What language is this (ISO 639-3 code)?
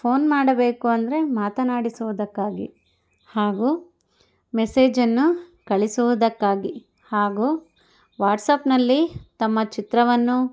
kan